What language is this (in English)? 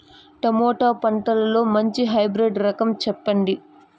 Telugu